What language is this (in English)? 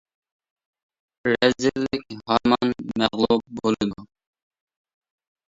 Uyghur